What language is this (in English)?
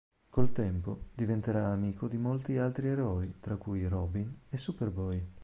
Italian